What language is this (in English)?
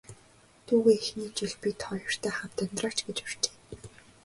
Mongolian